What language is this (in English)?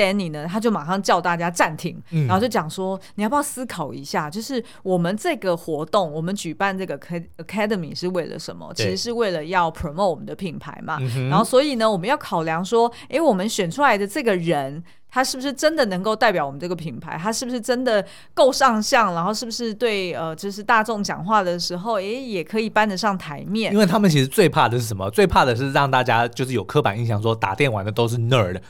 Chinese